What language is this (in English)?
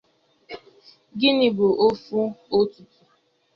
Igbo